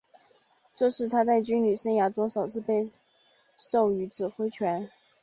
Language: Chinese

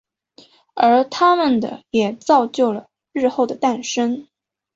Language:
Chinese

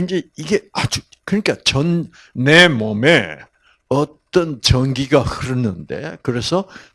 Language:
Korean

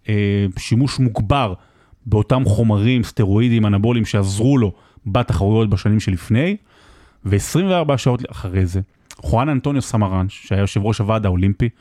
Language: Hebrew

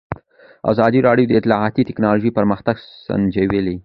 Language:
Pashto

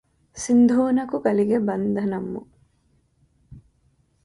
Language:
Telugu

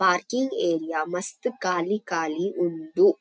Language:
Tulu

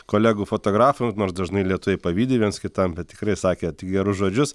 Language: Lithuanian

